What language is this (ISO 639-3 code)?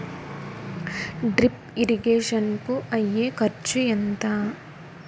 tel